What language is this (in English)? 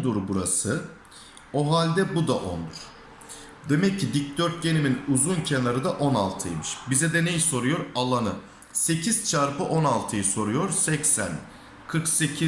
Turkish